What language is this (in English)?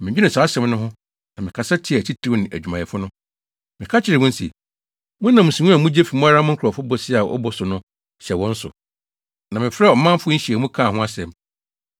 Akan